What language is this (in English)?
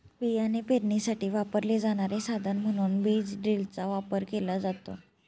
Marathi